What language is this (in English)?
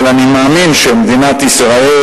Hebrew